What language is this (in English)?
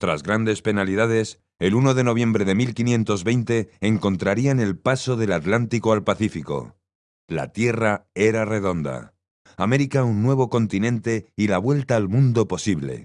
Spanish